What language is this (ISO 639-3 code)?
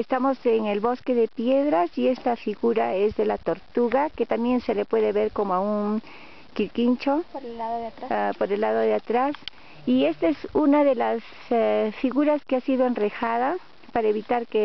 spa